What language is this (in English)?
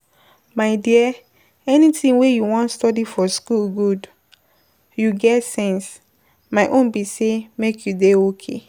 Nigerian Pidgin